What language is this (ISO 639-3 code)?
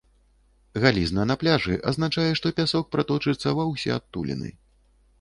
bel